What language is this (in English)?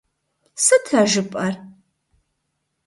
Kabardian